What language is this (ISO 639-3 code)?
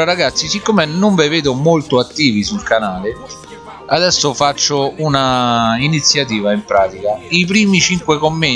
ita